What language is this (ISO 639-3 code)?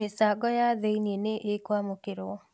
kik